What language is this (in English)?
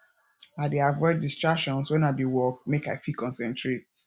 Nigerian Pidgin